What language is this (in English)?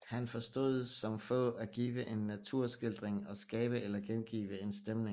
Danish